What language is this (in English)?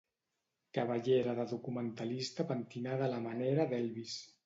Catalan